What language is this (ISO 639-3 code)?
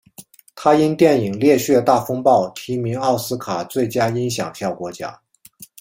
zho